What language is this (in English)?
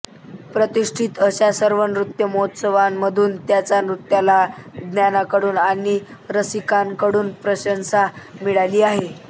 Marathi